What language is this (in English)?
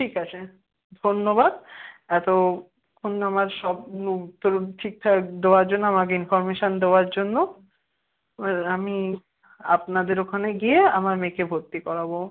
Bangla